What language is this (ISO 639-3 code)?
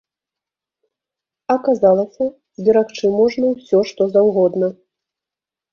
bel